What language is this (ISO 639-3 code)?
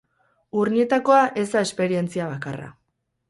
eus